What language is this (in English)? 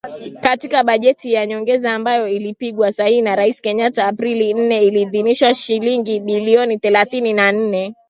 Swahili